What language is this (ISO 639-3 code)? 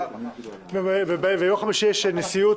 heb